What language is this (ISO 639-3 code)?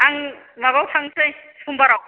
brx